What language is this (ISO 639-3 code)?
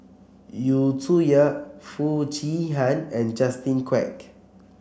eng